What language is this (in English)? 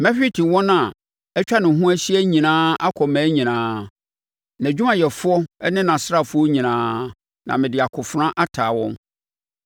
Akan